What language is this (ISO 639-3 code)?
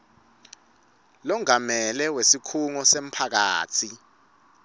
ssw